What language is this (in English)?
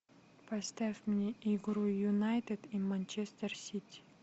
Russian